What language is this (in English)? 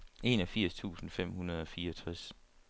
Danish